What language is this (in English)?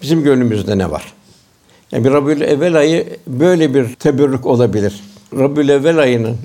Turkish